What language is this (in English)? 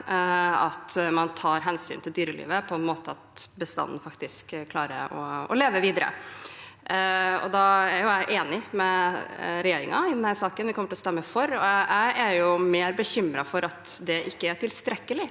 Norwegian